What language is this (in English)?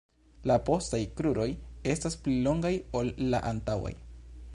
Esperanto